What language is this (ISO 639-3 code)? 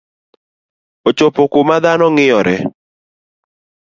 luo